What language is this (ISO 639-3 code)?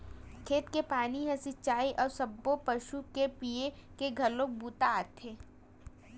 hne